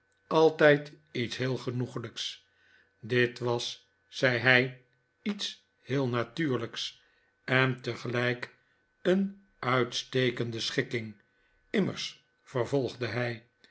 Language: Dutch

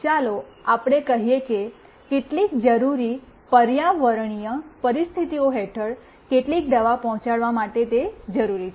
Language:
Gujarati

